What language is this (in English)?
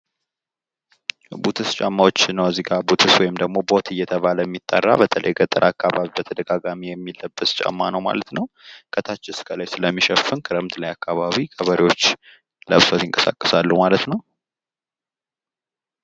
Amharic